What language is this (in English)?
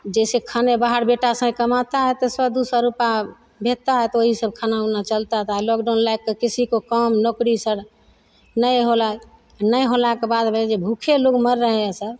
Maithili